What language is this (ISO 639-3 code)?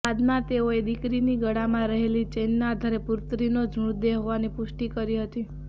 guj